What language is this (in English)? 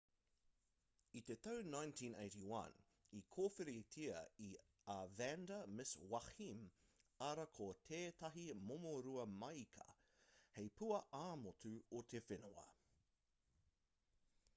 Māori